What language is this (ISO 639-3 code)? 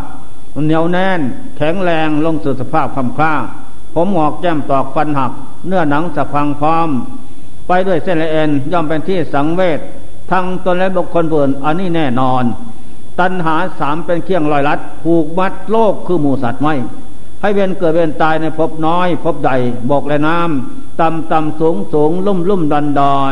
tha